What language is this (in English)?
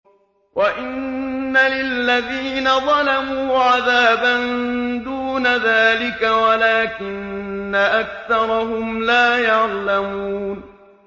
Arabic